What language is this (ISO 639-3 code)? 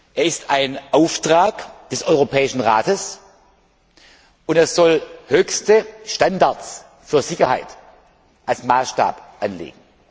deu